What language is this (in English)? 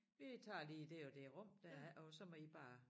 Danish